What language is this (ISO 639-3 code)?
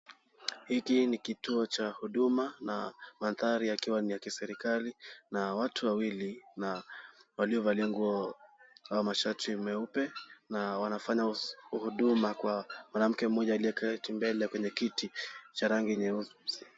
swa